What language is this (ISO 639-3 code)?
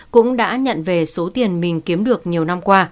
vie